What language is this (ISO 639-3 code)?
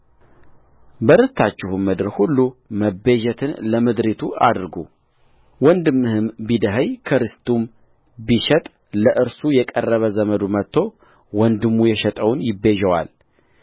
amh